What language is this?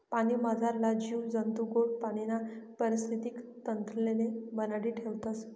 Marathi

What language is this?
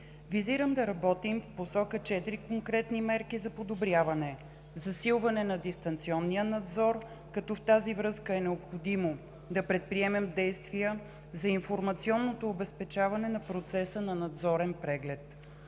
Bulgarian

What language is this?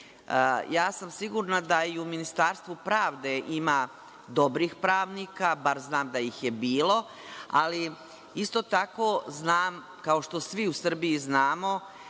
Serbian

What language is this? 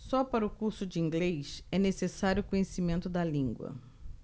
Portuguese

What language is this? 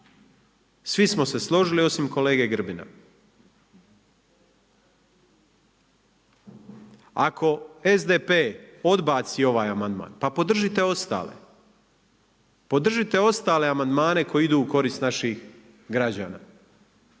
Croatian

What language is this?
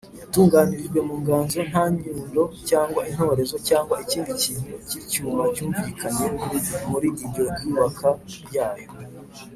Kinyarwanda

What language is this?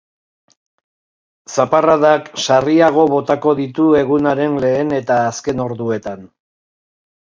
Basque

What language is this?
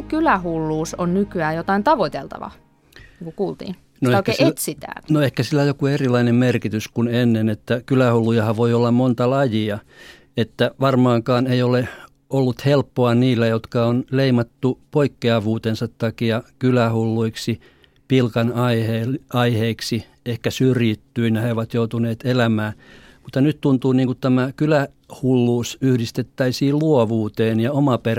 Finnish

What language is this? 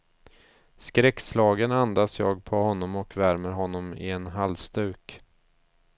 Swedish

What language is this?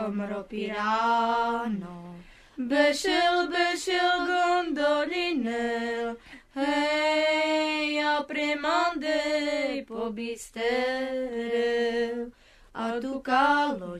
Hebrew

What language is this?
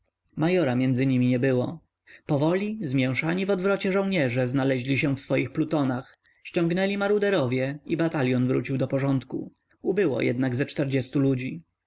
Polish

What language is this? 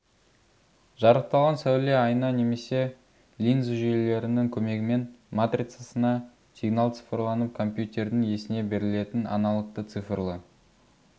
Kazakh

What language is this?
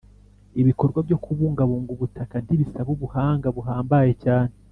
Kinyarwanda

